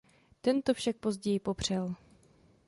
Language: Czech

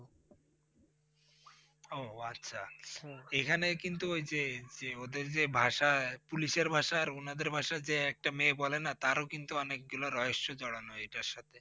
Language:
Bangla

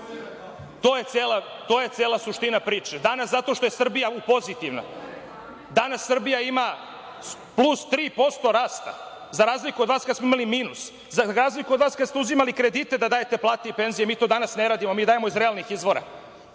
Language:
Serbian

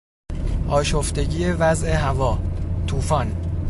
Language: Persian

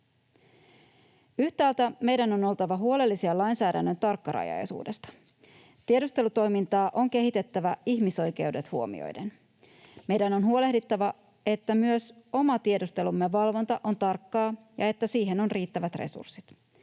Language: Finnish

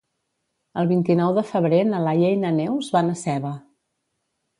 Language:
Catalan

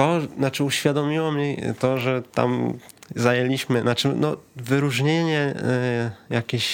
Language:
Polish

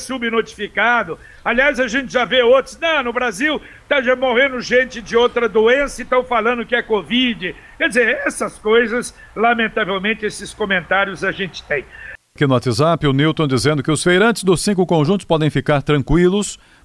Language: Portuguese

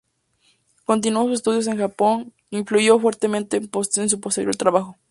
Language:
Spanish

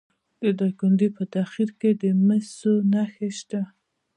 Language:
Pashto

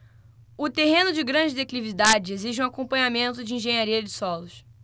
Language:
Portuguese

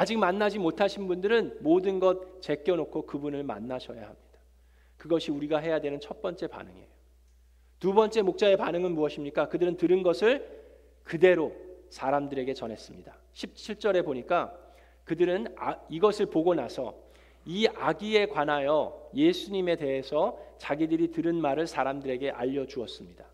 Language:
Korean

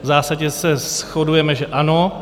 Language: Czech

